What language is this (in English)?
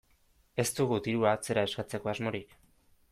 Basque